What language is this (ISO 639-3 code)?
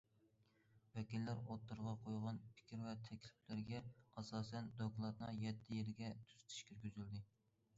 uig